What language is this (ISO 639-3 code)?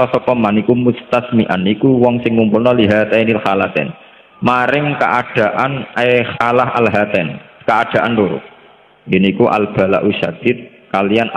ind